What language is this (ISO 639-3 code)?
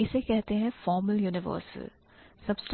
hin